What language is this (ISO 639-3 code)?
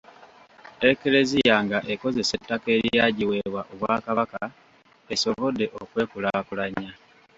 lug